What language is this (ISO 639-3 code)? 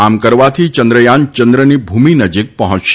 guj